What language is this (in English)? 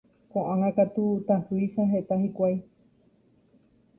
Guarani